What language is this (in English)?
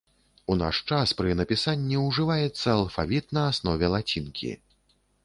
Belarusian